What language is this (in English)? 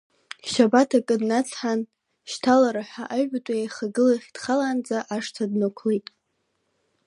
Abkhazian